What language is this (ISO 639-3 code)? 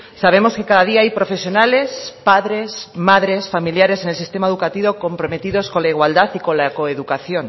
spa